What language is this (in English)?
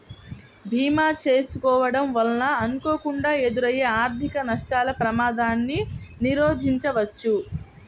Telugu